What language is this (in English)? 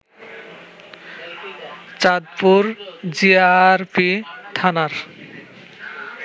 Bangla